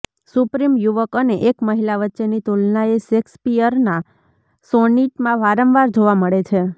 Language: Gujarati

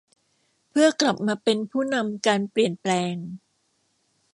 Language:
Thai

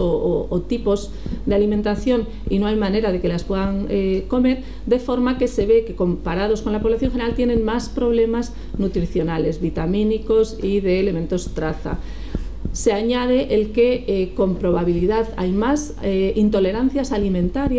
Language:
Spanish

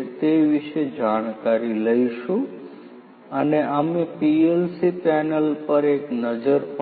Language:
Gujarati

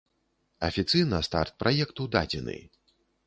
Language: Belarusian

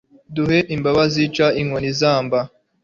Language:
Kinyarwanda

